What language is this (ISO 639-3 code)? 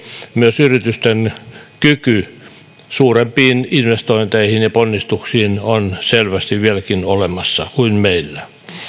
fin